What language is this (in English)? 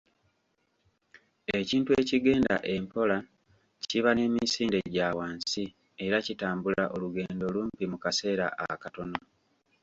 Ganda